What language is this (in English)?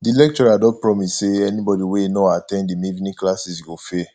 Nigerian Pidgin